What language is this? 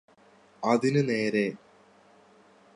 Malayalam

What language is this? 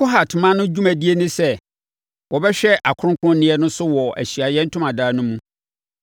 Akan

